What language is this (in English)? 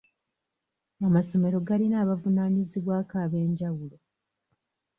Ganda